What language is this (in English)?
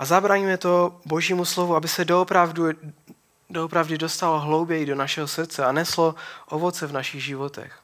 Czech